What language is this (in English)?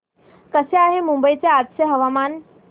Marathi